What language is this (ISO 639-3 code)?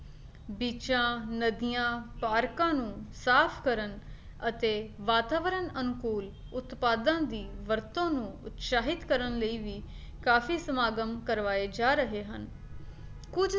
pan